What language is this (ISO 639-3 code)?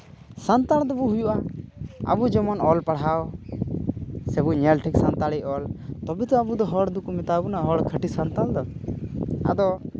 sat